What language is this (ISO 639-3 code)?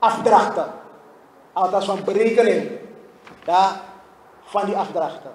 nld